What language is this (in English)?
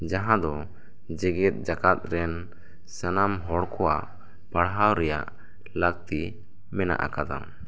Santali